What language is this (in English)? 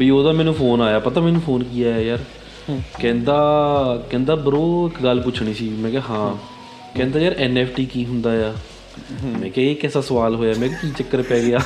Punjabi